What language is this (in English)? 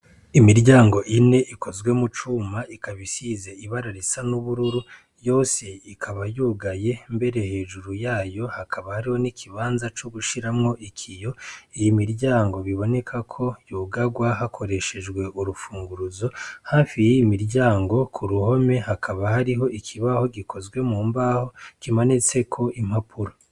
Rundi